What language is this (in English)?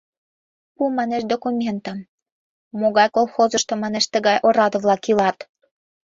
Mari